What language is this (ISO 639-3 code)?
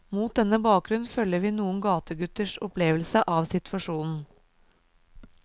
nor